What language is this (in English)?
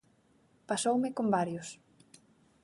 Galician